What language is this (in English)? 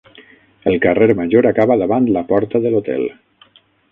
Catalan